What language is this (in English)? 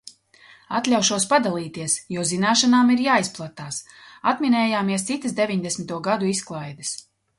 Latvian